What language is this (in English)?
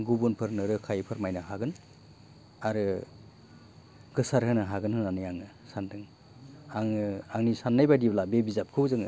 Bodo